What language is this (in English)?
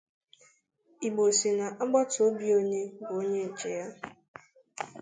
Igbo